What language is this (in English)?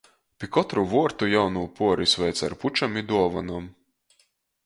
Latgalian